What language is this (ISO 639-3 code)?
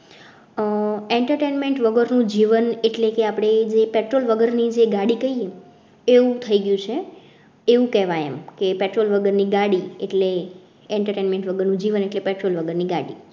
guj